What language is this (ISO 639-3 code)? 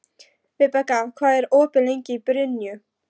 isl